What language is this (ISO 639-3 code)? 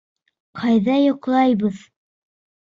bak